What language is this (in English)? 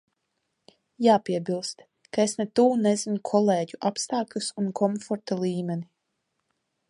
Latvian